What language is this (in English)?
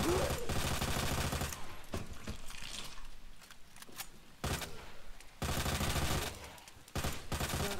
Turkish